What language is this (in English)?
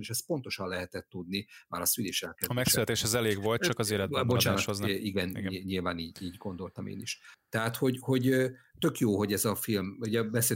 Hungarian